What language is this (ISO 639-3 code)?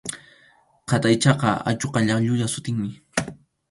qxu